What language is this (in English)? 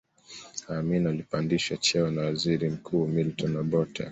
Swahili